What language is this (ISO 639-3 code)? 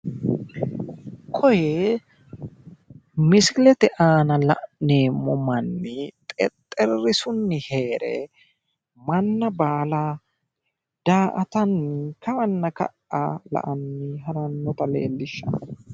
sid